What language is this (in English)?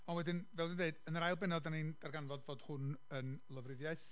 Welsh